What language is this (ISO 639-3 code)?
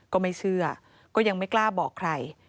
tha